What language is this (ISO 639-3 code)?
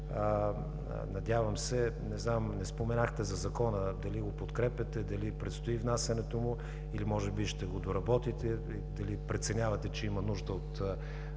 bul